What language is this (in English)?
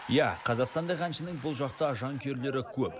Kazakh